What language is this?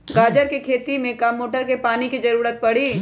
Magahi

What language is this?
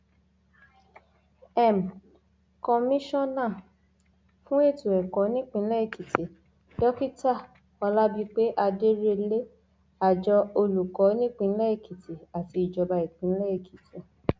Yoruba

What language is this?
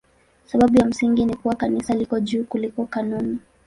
Swahili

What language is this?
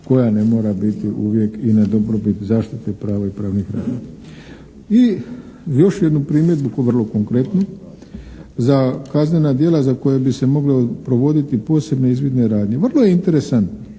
Croatian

